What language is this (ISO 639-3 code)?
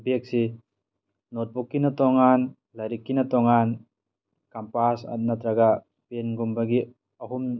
mni